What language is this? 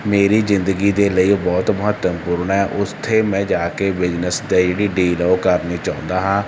Punjabi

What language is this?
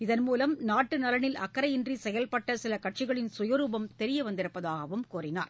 Tamil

